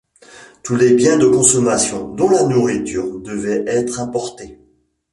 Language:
French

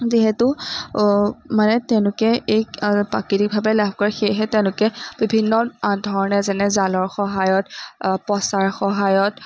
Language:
Assamese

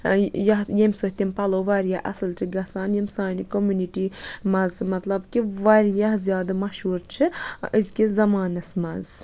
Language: Kashmiri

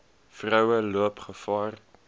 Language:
Afrikaans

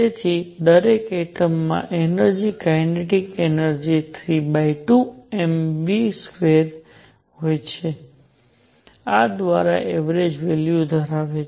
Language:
Gujarati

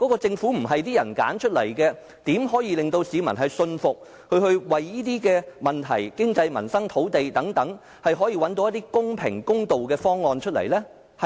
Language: Cantonese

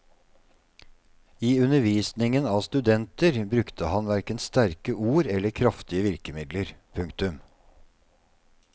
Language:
Norwegian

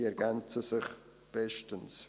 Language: Swiss German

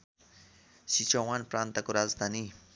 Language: Nepali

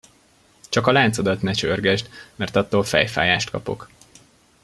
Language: Hungarian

